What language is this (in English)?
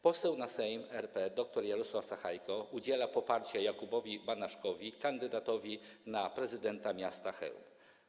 Polish